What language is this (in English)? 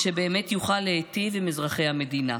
Hebrew